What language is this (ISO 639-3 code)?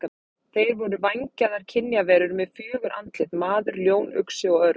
isl